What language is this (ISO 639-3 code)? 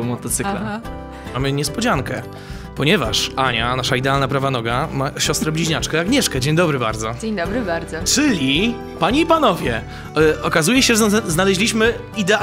pol